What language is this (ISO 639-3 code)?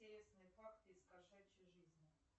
rus